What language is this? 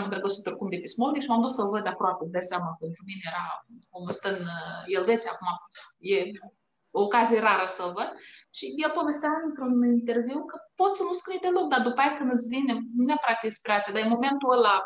Romanian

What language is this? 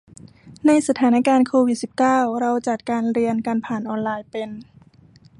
Thai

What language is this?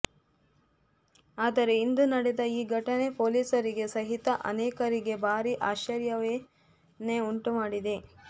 Kannada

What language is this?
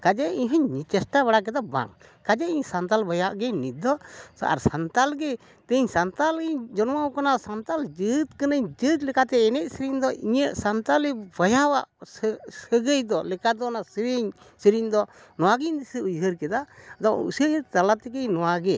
Santali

